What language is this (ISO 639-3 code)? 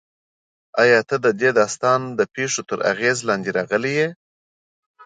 pus